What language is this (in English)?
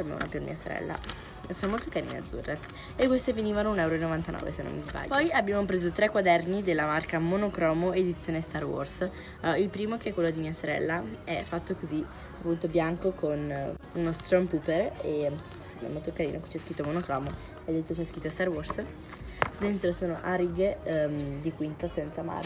Italian